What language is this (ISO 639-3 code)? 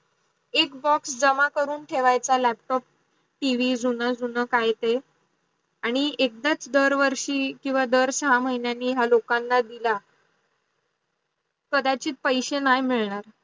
mar